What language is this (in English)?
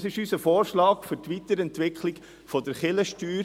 Swiss German